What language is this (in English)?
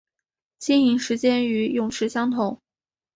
Chinese